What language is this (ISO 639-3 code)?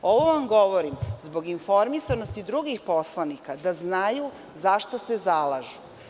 srp